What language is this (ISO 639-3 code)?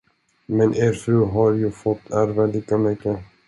swe